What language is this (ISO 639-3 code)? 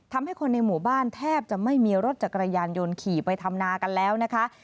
tha